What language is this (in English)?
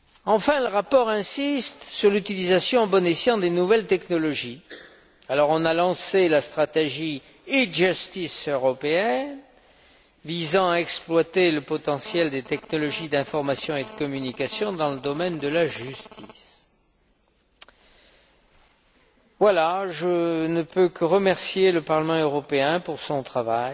French